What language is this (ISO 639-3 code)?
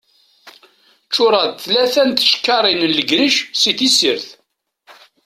kab